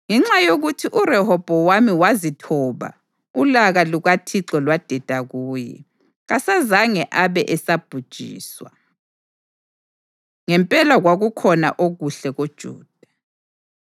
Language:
North Ndebele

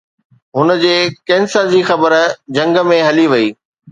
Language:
Sindhi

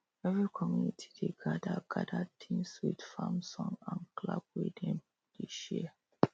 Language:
Nigerian Pidgin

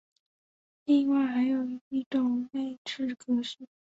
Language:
Chinese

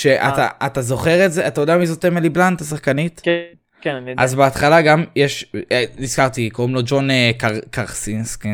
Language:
Hebrew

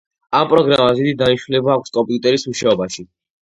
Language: Georgian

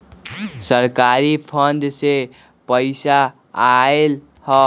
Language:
Magahi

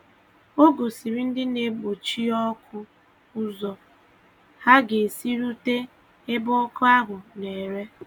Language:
Igbo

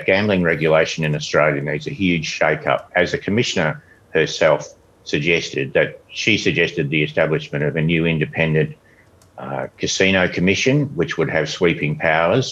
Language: Finnish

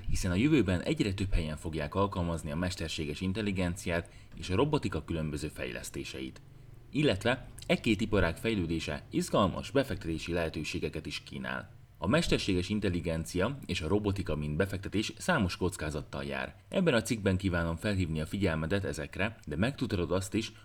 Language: Hungarian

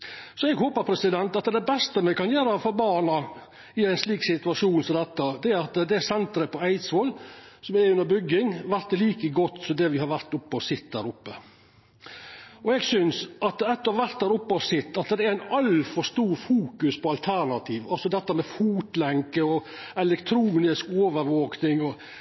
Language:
Norwegian Nynorsk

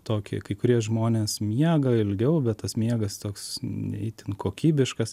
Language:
Lithuanian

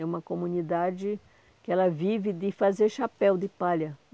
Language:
Portuguese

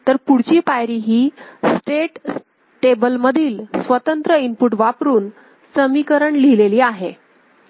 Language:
Marathi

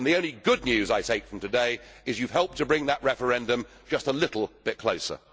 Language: English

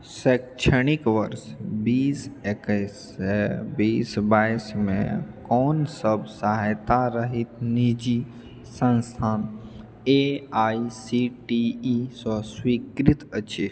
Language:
Maithili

